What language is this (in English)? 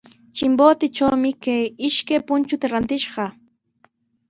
Sihuas Ancash Quechua